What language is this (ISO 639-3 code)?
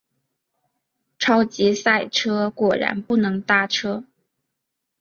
zho